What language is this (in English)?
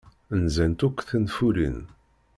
Kabyle